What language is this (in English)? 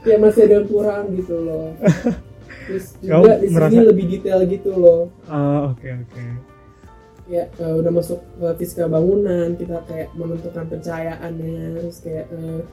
Indonesian